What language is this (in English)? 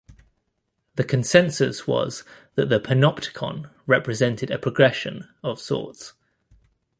English